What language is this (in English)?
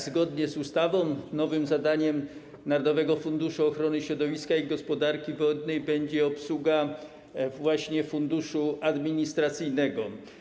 Polish